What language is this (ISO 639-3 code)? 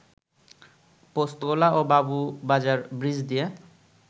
ben